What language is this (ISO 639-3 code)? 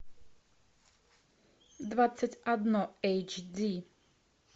rus